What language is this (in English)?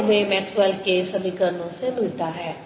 Hindi